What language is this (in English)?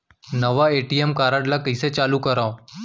Chhattisgarhi